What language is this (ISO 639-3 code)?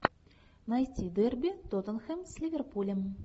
rus